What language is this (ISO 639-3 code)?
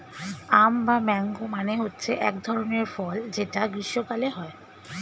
ben